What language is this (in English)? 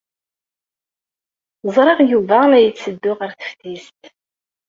Kabyle